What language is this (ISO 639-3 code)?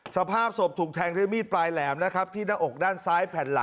tha